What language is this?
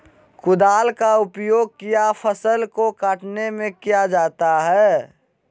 Magahi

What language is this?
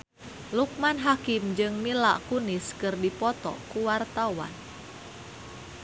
Sundanese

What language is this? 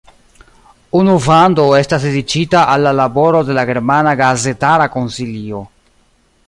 Esperanto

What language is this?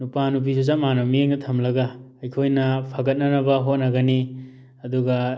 Manipuri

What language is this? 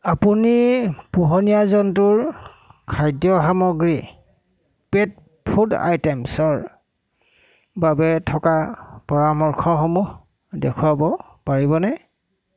Assamese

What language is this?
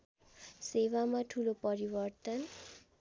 Nepali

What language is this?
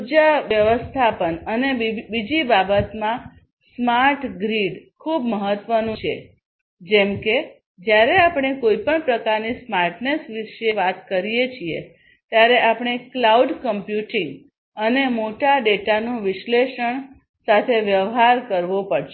Gujarati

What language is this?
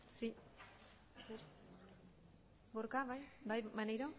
Basque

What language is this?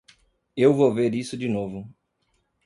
Portuguese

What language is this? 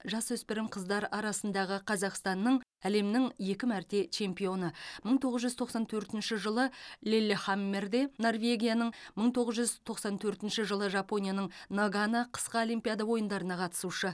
Kazakh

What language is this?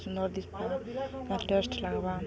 Odia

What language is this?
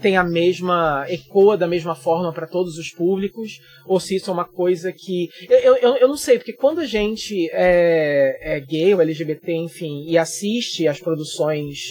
Portuguese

